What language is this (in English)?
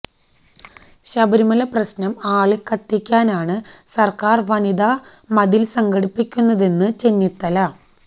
Malayalam